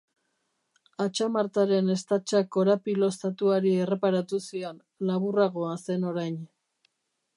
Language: Basque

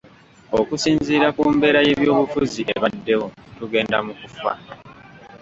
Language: Ganda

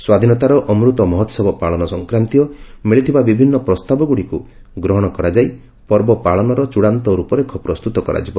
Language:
Odia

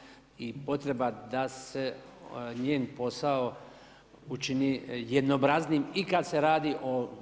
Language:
Croatian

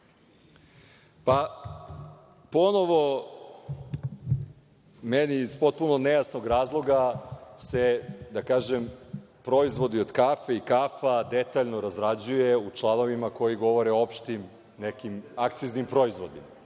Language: Serbian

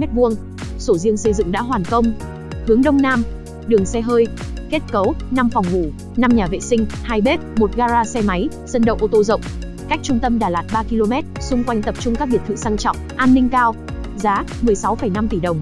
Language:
Vietnamese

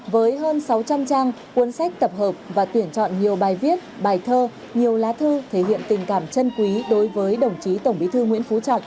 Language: Vietnamese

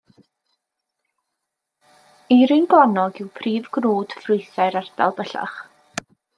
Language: Welsh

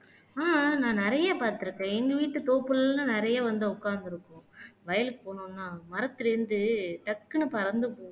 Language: Tamil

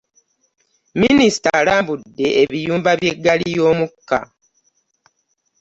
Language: Ganda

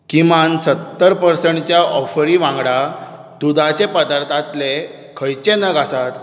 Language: Konkani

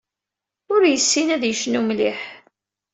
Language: Kabyle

